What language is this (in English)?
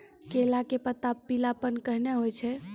Maithili